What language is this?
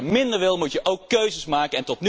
Dutch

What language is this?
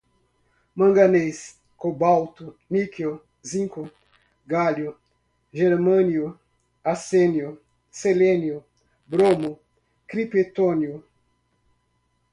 Portuguese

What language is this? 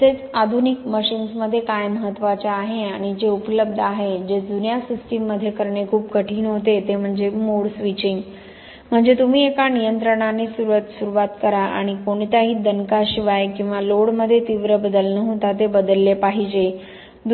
Marathi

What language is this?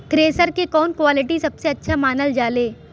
Bhojpuri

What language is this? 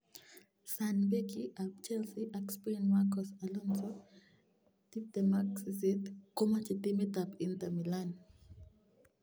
Kalenjin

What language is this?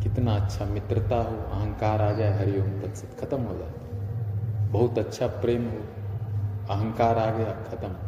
Hindi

